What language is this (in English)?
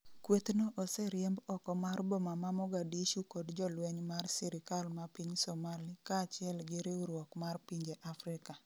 Luo (Kenya and Tanzania)